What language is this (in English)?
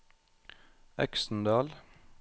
Norwegian